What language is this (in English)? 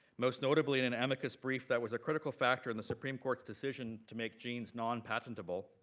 English